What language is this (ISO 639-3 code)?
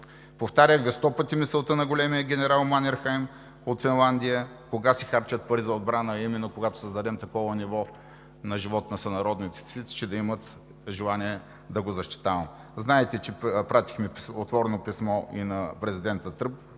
bul